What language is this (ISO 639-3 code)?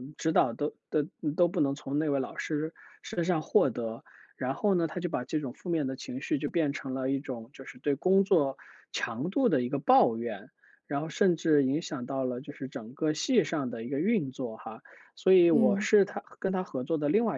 zho